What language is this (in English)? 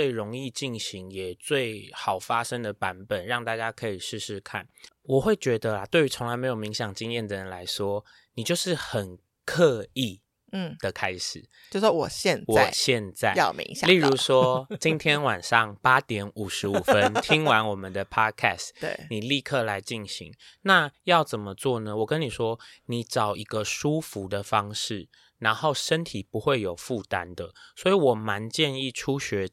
Chinese